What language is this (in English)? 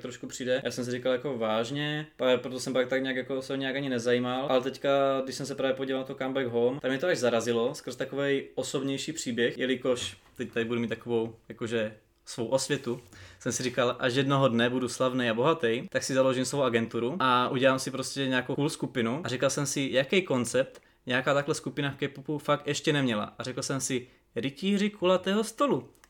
Czech